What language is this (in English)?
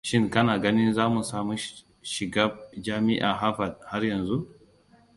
Hausa